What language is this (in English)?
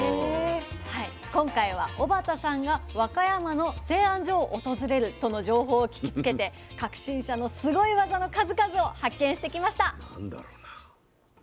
Japanese